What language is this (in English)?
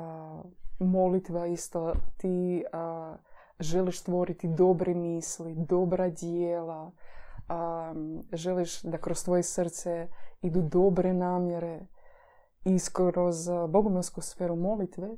Croatian